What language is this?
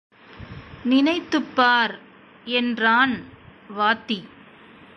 Tamil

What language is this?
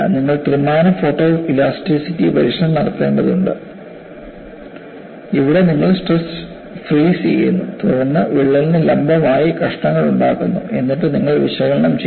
Malayalam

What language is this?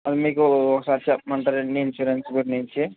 Telugu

